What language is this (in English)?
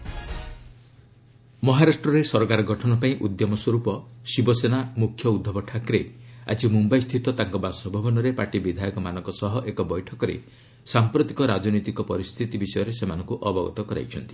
Odia